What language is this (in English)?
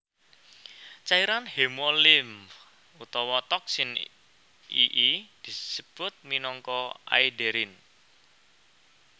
Javanese